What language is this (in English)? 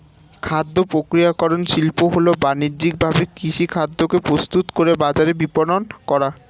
Bangla